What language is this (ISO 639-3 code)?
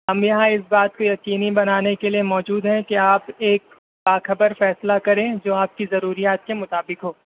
urd